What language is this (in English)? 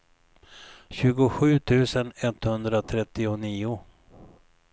Swedish